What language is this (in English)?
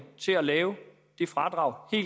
Danish